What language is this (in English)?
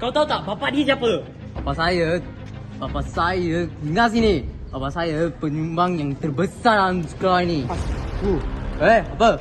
Malay